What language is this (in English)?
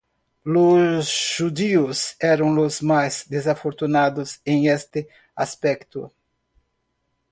Spanish